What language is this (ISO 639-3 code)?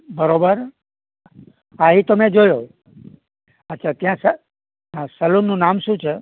guj